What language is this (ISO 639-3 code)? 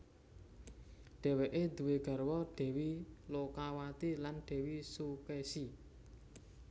jav